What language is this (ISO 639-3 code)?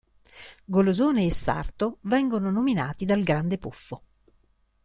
ita